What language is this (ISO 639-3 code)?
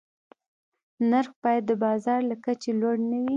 pus